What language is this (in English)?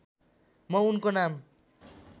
Nepali